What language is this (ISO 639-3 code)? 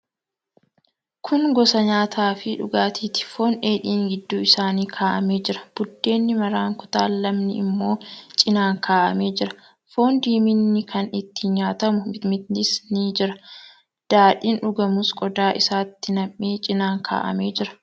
orm